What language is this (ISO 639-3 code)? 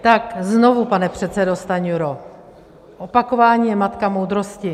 ces